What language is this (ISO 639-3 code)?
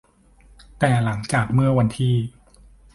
tha